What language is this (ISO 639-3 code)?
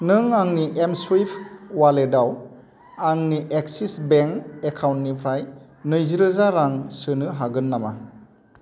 brx